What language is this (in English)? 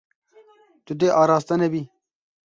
Kurdish